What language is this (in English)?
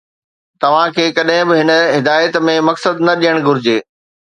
Sindhi